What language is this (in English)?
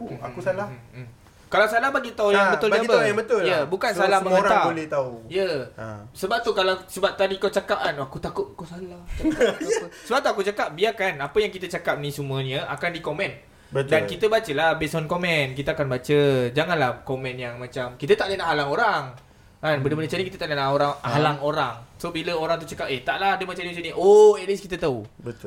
Malay